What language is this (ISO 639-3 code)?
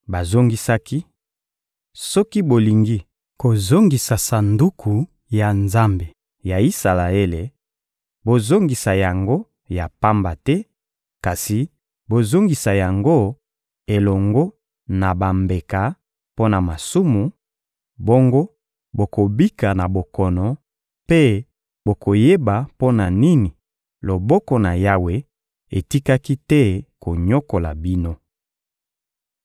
lin